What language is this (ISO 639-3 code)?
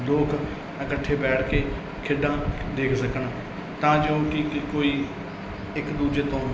pan